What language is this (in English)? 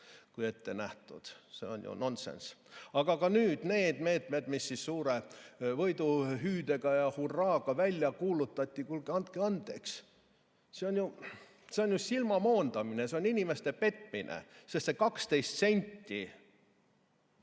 Estonian